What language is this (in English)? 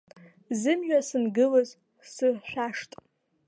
Abkhazian